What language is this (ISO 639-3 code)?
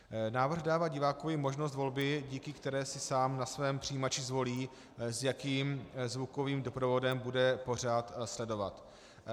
ces